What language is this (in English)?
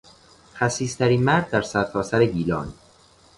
Persian